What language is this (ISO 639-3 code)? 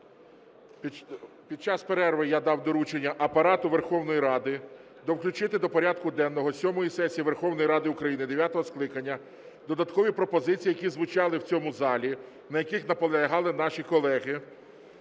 ukr